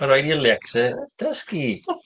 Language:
Welsh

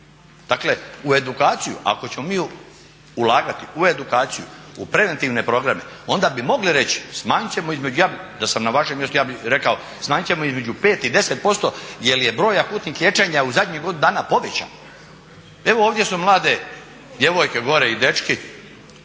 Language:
Croatian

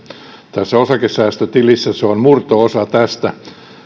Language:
Finnish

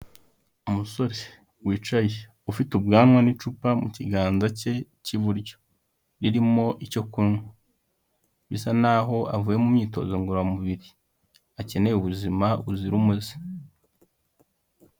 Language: Kinyarwanda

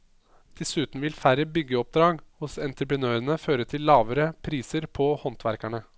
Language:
Norwegian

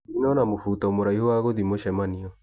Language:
Kikuyu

